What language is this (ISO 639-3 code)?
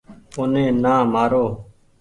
gig